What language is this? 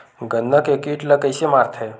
Chhattisgarhi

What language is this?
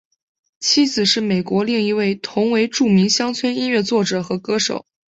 Chinese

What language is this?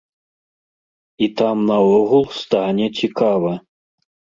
Belarusian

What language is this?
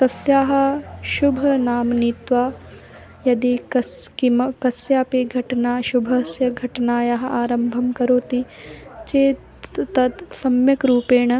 Sanskrit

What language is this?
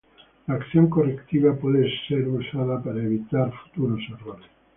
Spanish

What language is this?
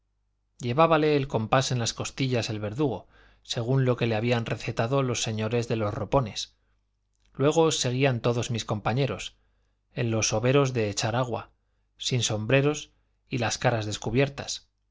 Spanish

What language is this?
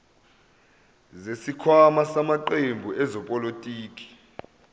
Zulu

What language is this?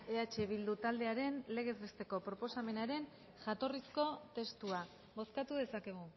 Basque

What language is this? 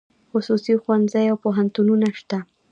Pashto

